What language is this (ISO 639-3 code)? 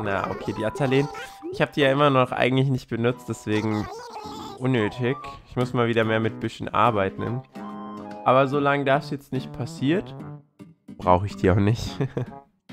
deu